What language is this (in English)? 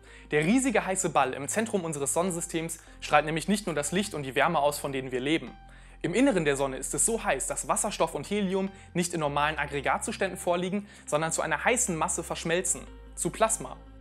German